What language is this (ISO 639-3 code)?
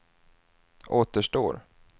swe